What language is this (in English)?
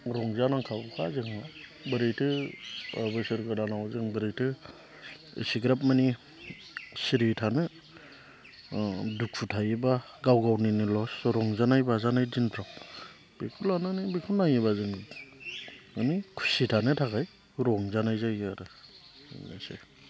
Bodo